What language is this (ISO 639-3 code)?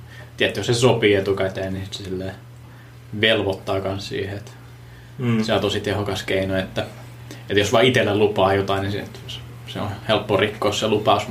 fin